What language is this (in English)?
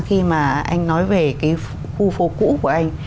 Vietnamese